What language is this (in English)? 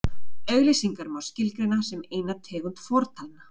Icelandic